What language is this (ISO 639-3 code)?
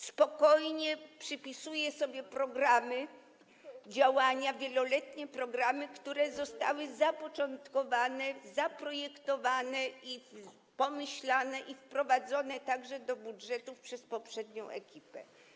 pol